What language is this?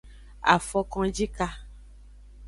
Aja (Benin)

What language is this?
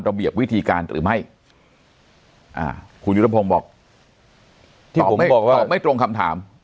Thai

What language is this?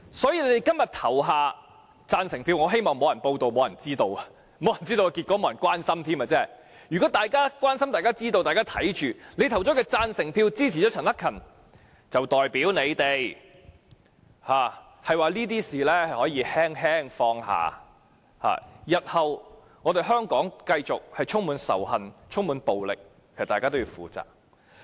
Cantonese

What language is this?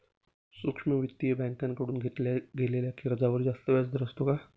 Marathi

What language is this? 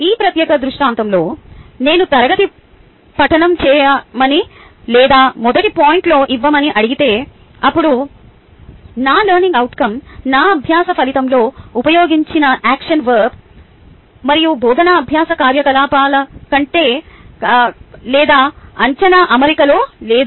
Telugu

